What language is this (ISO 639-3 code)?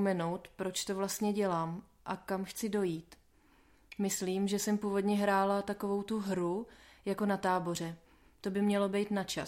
ces